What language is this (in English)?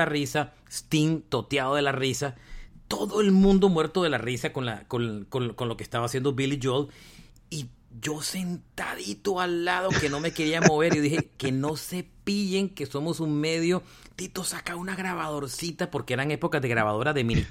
Spanish